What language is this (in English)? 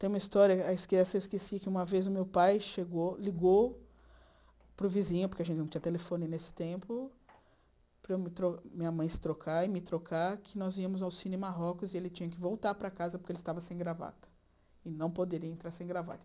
Portuguese